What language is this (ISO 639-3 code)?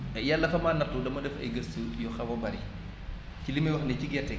wol